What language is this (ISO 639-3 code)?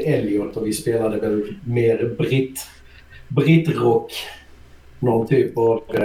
swe